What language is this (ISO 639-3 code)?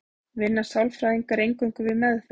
isl